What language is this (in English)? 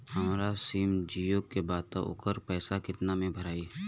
Bhojpuri